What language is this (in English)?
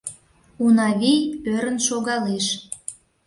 Mari